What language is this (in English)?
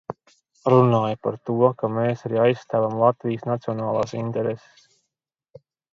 Latvian